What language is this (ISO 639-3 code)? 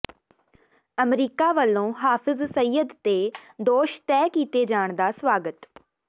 pan